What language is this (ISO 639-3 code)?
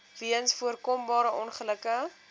afr